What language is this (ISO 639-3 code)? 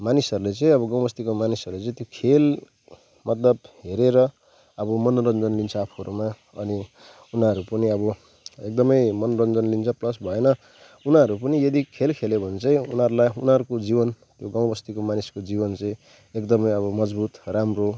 nep